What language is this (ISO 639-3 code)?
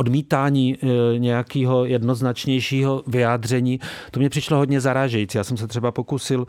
ces